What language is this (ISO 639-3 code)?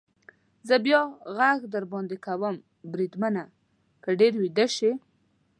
pus